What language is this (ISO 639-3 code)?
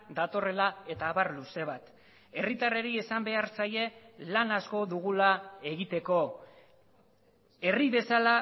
eus